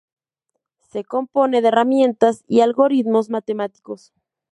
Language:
Spanish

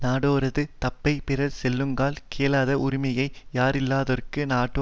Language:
Tamil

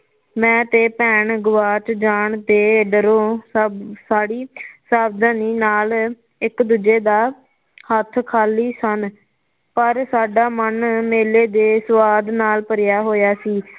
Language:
Punjabi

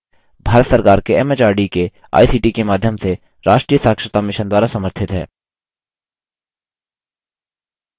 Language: Hindi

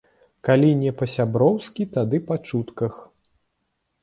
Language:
Belarusian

